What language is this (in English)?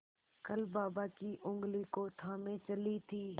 Hindi